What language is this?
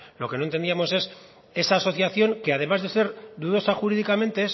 Spanish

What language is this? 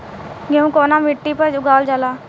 Bhojpuri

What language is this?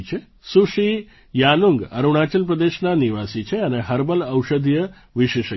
Gujarati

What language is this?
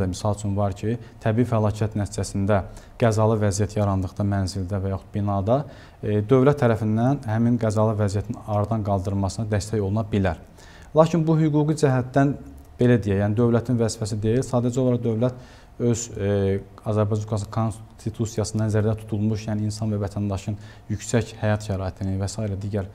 Turkish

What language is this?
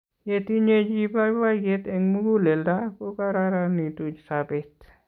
Kalenjin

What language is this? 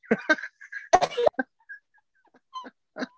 Welsh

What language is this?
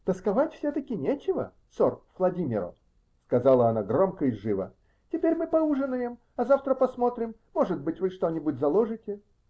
Russian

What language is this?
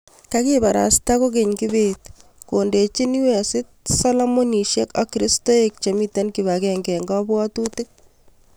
Kalenjin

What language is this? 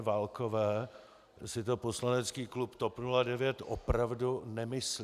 Czech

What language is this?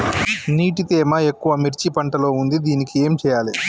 Telugu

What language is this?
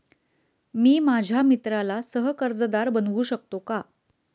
Marathi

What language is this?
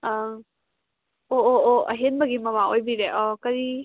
Manipuri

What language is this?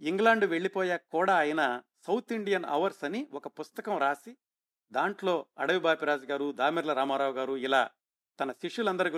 Telugu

